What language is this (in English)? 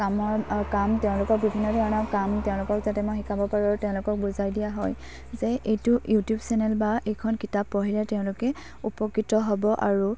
Assamese